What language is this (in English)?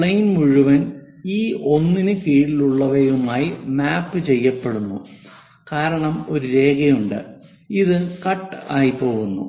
Malayalam